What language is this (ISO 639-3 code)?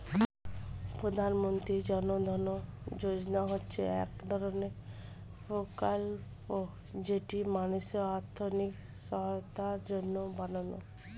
ben